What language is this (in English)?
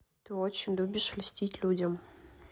Russian